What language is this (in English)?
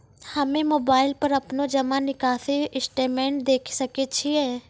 Maithili